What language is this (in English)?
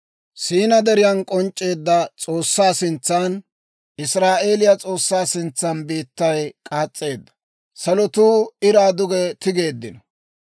Dawro